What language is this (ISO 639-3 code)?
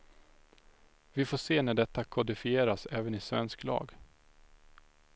swe